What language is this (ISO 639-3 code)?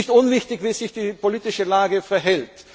deu